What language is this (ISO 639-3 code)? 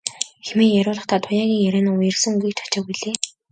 mon